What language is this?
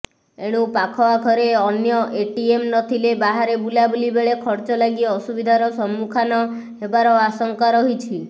Odia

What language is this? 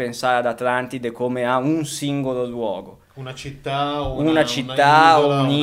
Italian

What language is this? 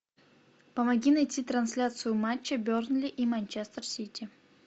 Russian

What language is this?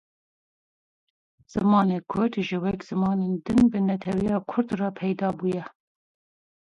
Kurdish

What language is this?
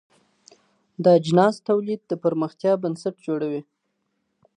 Pashto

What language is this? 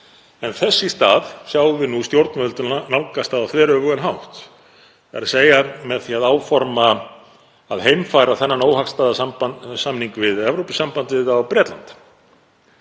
Icelandic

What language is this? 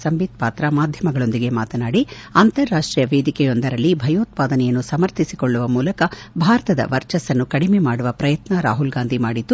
Kannada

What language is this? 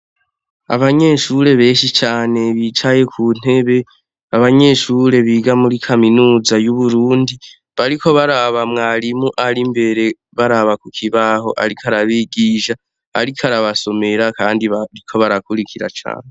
Rundi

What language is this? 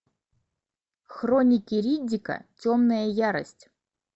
Russian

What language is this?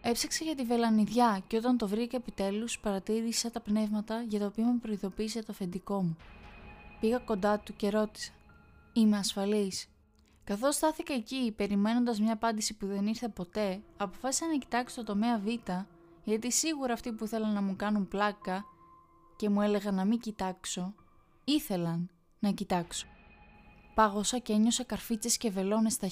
Greek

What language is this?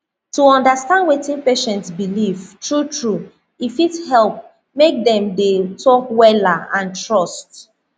Nigerian Pidgin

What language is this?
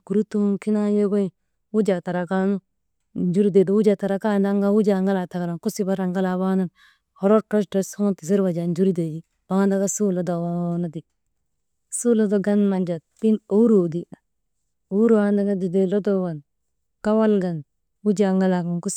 Maba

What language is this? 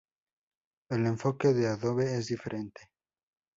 Spanish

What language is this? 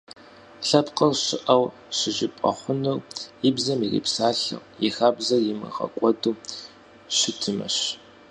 Kabardian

